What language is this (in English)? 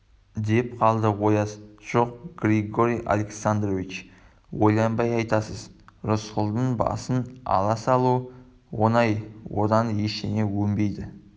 Kazakh